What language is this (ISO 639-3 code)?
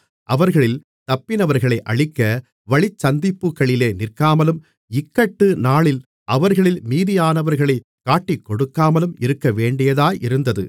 tam